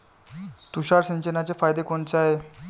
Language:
Marathi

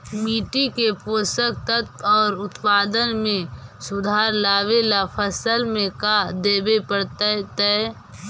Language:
Magahi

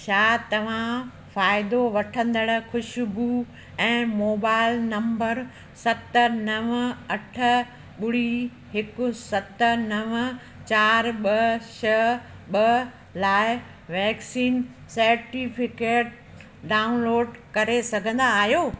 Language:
Sindhi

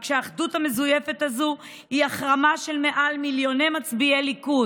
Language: Hebrew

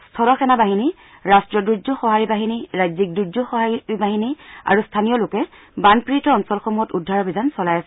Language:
Assamese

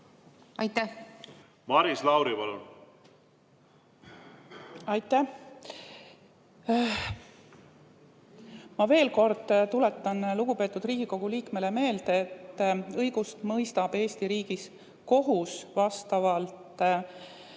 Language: Estonian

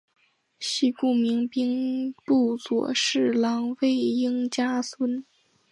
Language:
Chinese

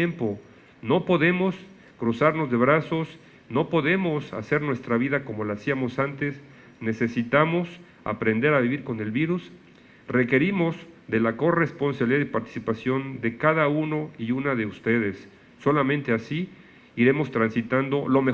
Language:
Spanish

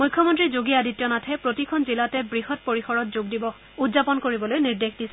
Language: Assamese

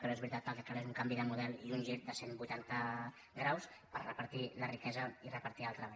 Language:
Catalan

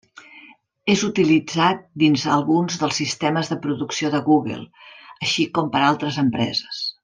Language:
Catalan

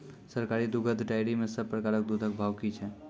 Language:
Maithili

